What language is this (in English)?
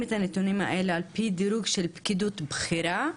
Hebrew